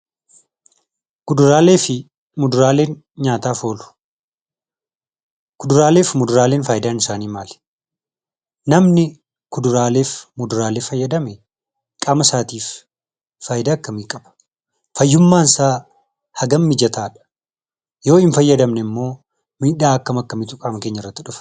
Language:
Oromo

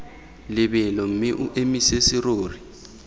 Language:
Tswana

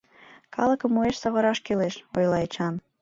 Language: Mari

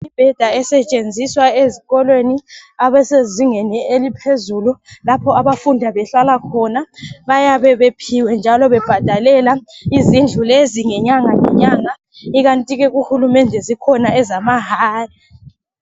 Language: North Ndebele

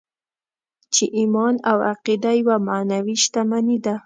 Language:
Pashto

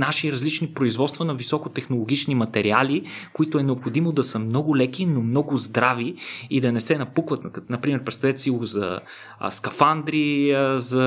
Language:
Bulgarian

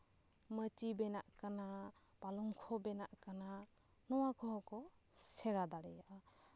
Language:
Santali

